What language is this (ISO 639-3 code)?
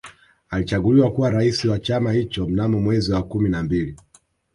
swa